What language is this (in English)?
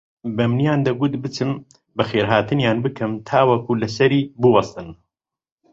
Central Kurdish